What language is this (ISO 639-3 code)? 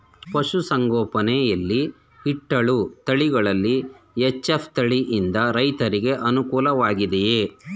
kan